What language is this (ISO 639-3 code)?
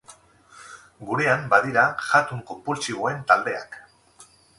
eus